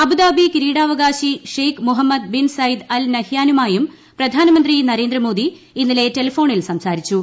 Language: Malayalam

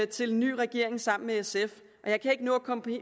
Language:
Danish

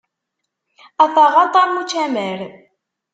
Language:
Kabyle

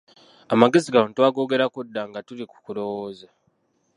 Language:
Ganda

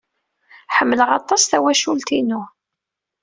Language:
Kabyle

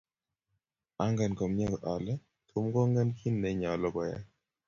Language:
Kalenjin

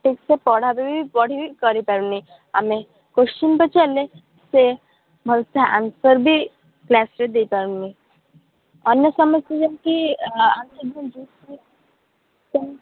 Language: Odia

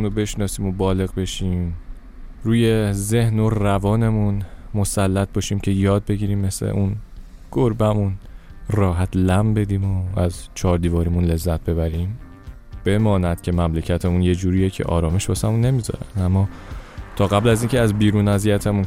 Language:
Persian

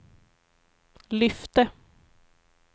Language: Swedish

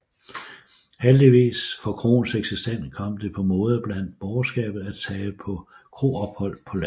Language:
Danish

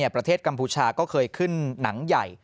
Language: Thai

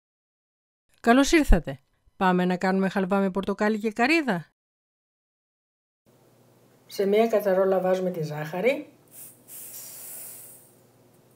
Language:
Greek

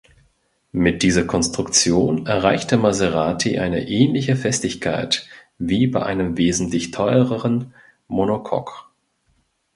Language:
German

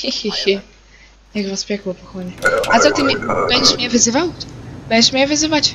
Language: Polish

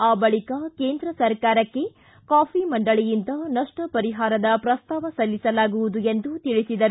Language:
Kannada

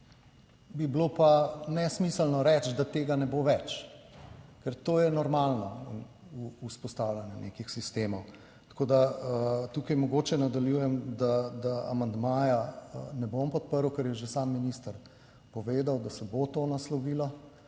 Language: Slovenian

